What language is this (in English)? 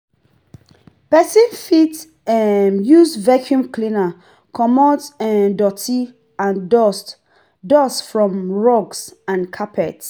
Nigerian Pidgin